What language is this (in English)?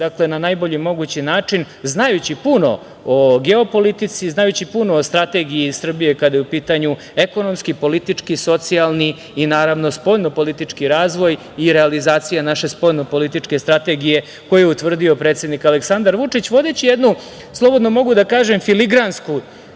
Serbian